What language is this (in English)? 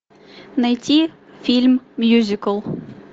Russian